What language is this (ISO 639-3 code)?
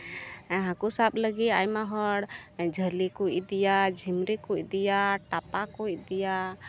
sat